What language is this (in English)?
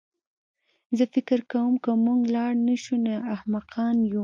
Pashto